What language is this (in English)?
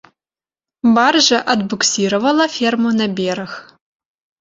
Belarusian